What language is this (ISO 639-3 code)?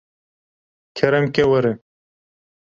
kur